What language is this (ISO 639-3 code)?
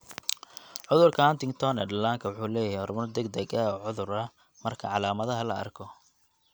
som